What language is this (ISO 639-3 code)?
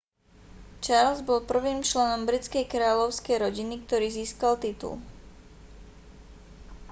slk